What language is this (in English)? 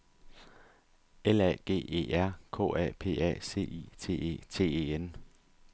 Danish